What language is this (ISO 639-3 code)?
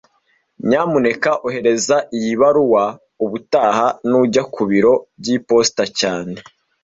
kin